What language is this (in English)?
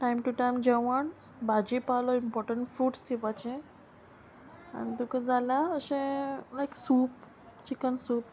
Konkani